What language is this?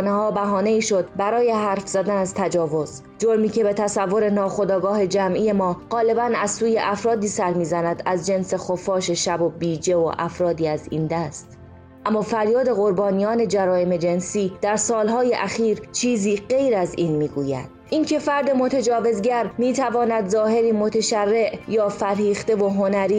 Persian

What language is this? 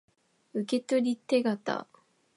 Japanese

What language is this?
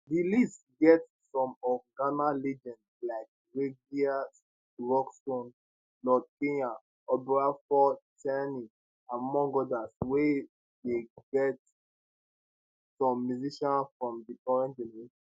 Nigerian Pidgin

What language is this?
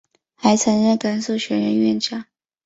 Chinese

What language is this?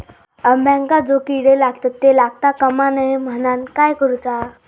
Marathi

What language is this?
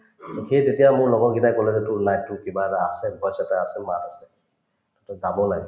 Assamese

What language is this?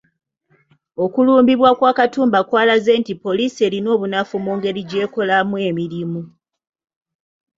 Ganda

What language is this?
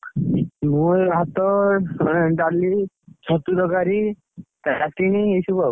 Odia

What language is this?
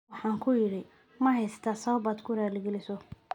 Somali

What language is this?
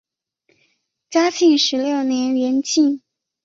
Chinese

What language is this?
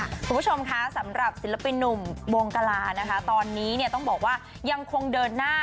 Thai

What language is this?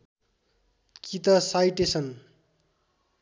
Nepali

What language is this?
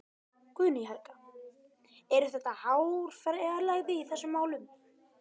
Icelandic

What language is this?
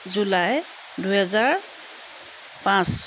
Assamese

